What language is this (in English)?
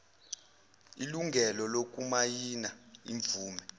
Zulu